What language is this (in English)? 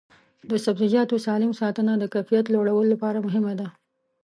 Pashto